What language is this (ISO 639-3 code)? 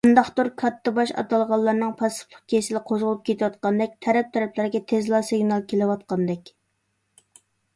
uig